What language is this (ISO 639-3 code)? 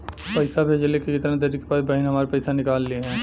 bho